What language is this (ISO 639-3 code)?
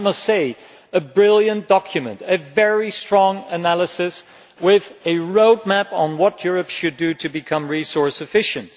eng